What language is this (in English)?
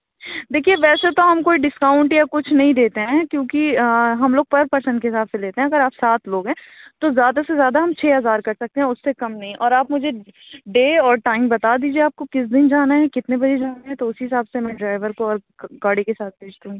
Urdu